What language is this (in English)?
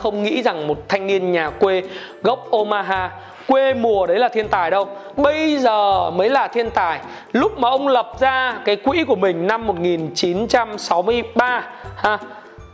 Vietnamese